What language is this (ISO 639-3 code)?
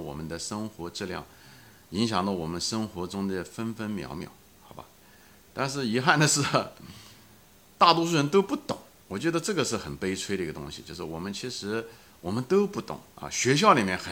zho